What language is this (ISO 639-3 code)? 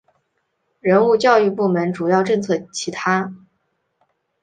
zho